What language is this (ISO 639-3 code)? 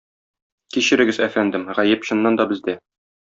tat